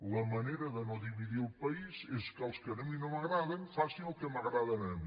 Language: Catalan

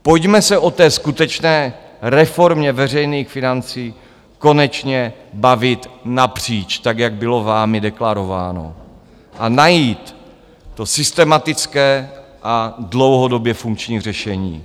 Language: Czech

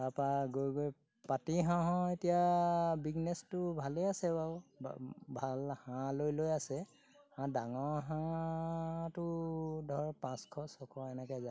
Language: Assamese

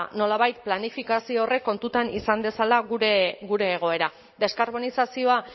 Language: Basque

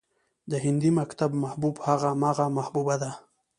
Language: Pashto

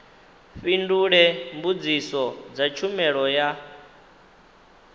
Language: Venda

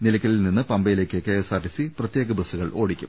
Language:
Malayalam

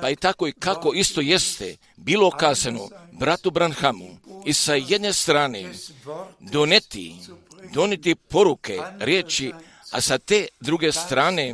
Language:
Croatian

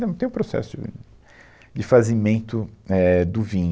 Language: Portuguese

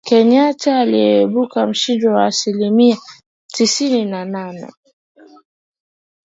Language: Swahili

